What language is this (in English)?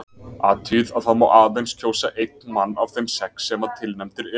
Icelandic